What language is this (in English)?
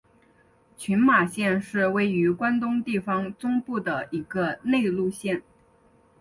Chinese